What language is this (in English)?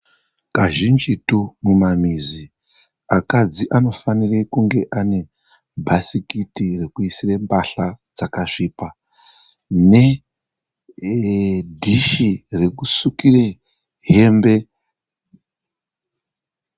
Ndau